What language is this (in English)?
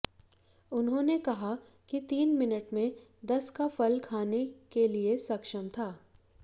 Hindi